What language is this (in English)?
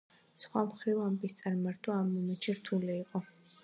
Georgian